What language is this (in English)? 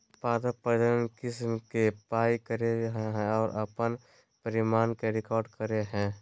Magahi